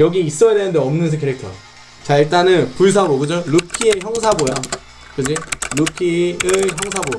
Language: Korean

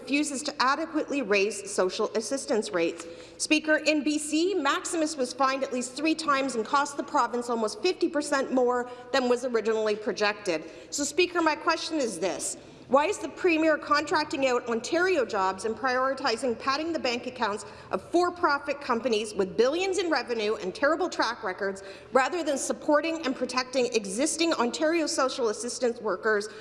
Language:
English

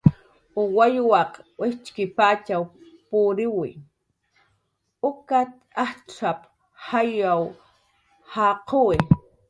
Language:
Jaqaru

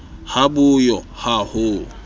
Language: Southern Sotho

